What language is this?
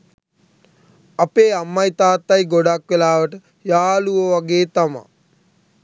Sinhala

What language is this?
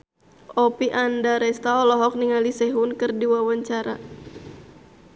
Sundanese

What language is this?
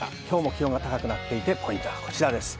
Japanese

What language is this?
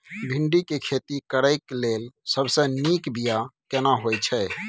Maithili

